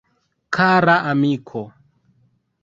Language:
Esperanto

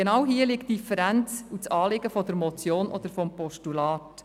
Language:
Swiss German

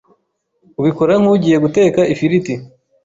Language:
Kinyarwanda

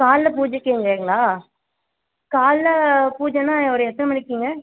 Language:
Tamil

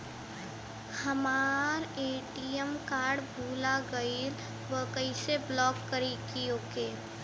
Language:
Bhojpuri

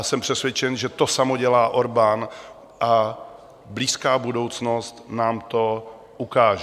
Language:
Czech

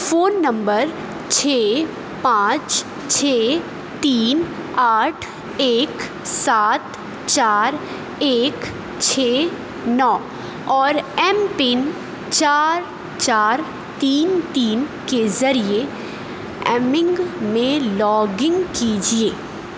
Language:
Urdu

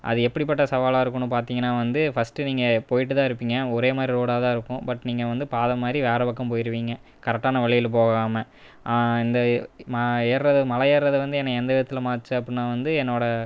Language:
Tamil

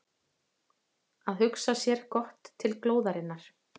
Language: Icelandic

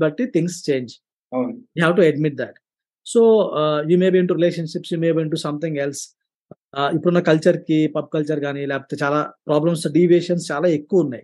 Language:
Telugu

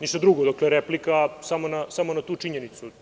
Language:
Serbian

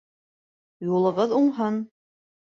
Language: Bashkir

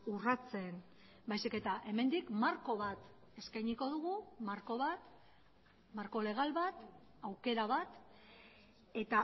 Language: Basque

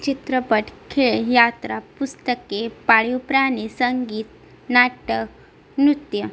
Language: Marathi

